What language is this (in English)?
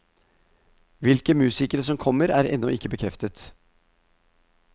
Norwegian